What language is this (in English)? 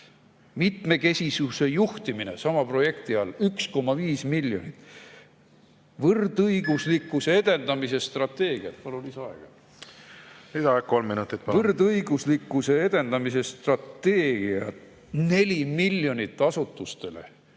Estonian